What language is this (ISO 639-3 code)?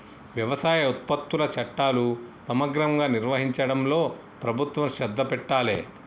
tel